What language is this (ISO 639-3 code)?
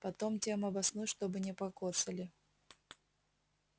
rus